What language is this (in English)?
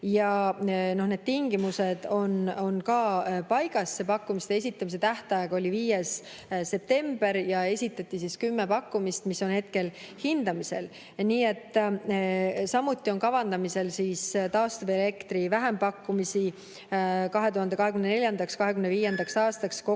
Estonian